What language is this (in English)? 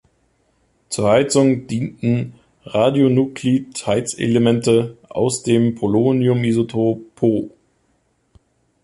German